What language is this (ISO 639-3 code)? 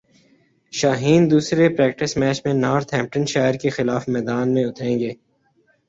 urd